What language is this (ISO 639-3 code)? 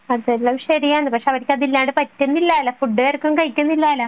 mal